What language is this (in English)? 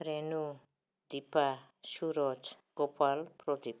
Bodo